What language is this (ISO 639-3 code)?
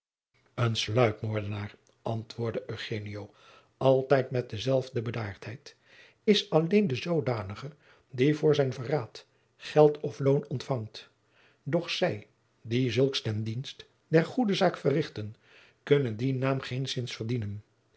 nld